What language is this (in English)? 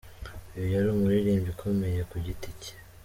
Kinyarwanda